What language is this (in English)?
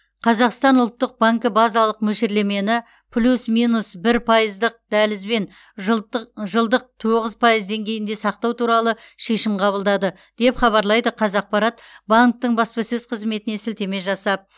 Kazakh